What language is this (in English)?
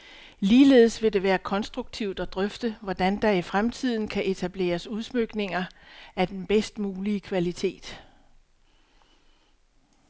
Danish